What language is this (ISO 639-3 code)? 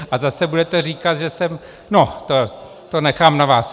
ces